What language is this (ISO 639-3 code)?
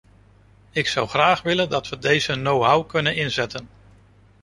nld